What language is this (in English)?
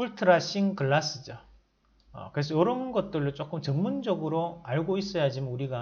Korean